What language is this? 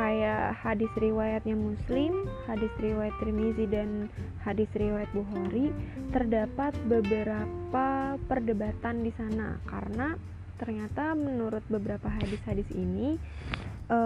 Indonesian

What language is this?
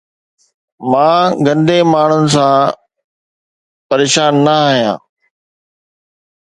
Sindhi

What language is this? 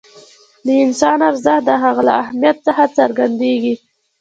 Pashto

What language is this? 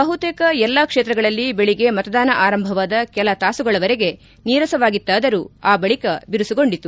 Kannada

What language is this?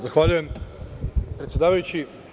Serbian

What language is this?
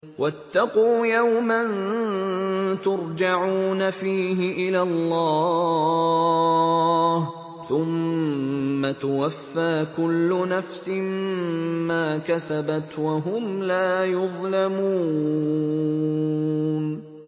Arabic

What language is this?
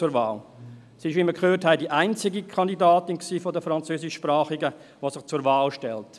Swiss German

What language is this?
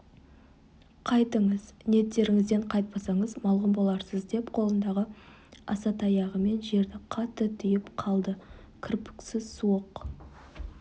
Kazakh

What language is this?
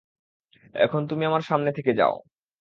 Bangla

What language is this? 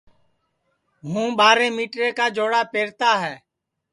Sansi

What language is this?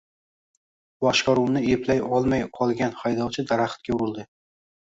Uzbek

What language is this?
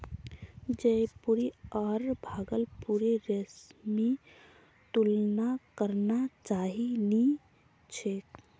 Magahi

